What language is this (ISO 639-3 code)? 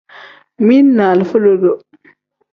kdh